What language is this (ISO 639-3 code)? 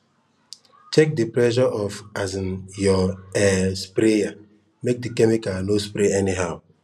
pcm